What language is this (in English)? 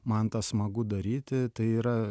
Lithuanian